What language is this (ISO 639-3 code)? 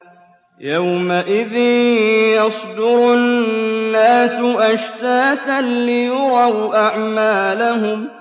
ara